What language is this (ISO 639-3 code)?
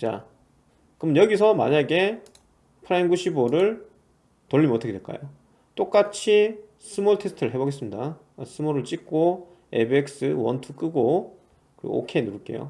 kor